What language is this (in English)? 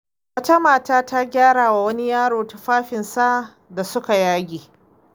Hausa